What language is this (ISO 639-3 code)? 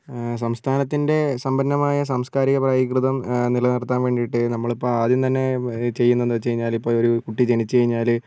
mal